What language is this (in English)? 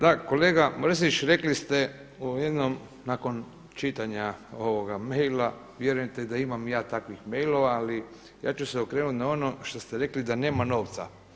Croatian